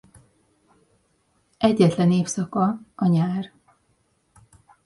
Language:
Hungarian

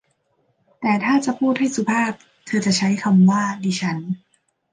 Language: Thai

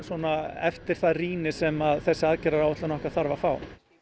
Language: Icelandic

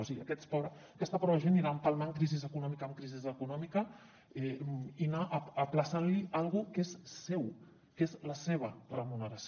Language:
Catalan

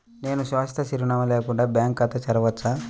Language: Telugu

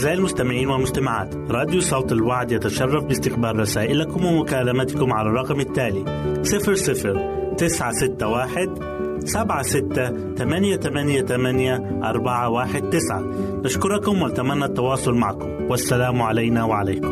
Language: Arabic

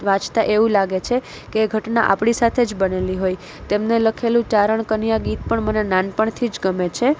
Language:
Gujarati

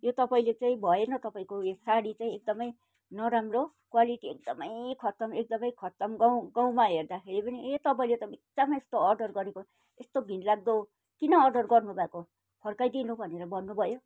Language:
Nepali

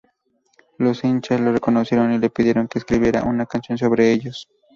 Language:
Spanish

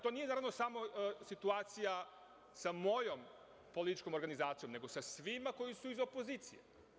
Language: Serbian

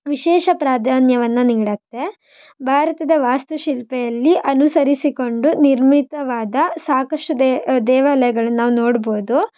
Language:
Kannada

